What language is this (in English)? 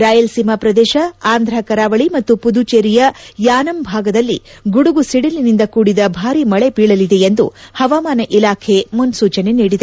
Kannada